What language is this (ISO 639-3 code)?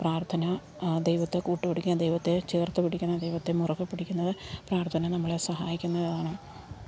mal